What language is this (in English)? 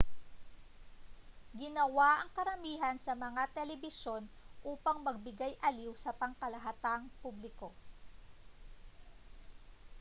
Filipino